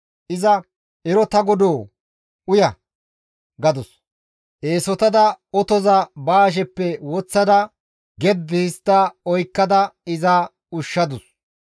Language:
Gamo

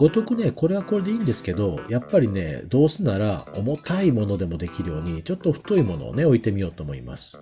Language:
Japanese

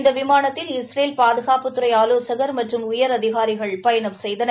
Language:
Tamil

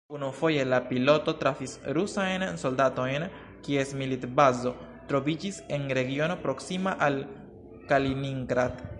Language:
Esperanto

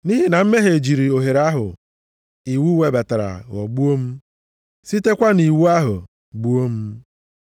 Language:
Igbo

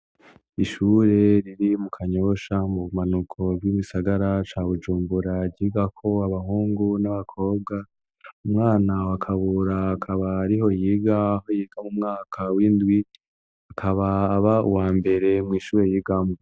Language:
Rundi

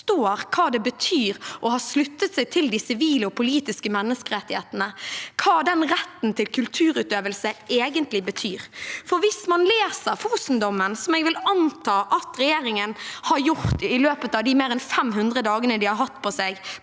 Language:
Norwegian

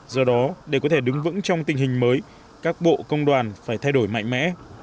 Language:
Vietnamese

